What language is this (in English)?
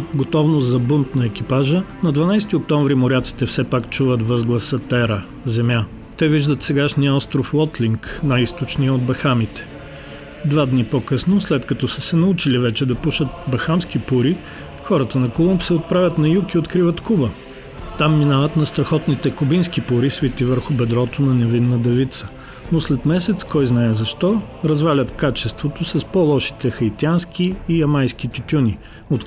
Bulgarian